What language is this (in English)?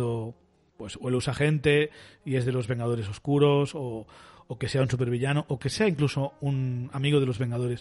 Spanish